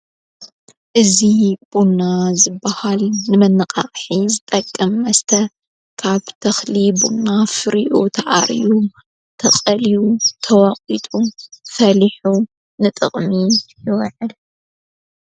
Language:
Tigrinya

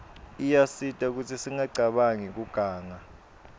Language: Swati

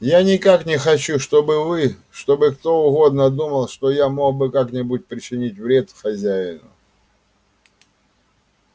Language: Russian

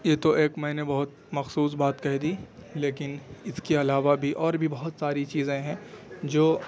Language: Urdu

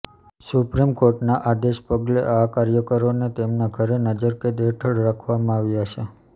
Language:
Gujarati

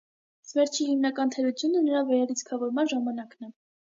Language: Armenian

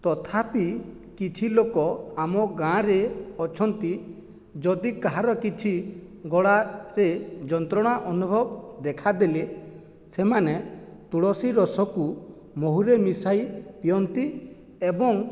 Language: Odia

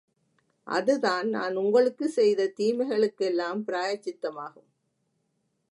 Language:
Tamil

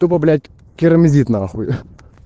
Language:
Russian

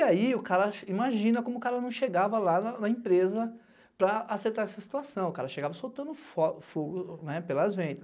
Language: Portuguese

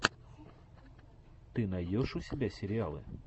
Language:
Russian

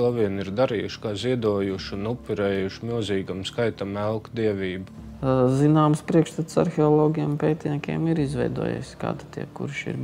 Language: Latvian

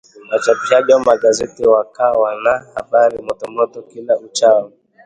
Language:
Swahili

